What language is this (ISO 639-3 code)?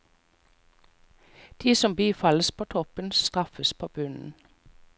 nor